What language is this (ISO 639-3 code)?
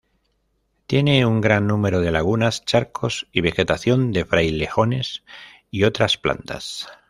spa